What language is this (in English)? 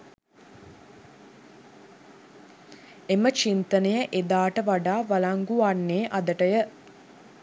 Sinhala